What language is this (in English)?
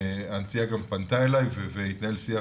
Hebrew